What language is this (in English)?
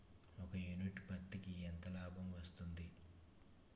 Telugu